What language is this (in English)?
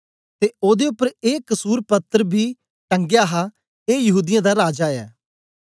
Dogri